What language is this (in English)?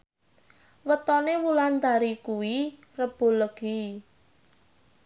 Javanese